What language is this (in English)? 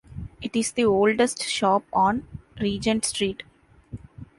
English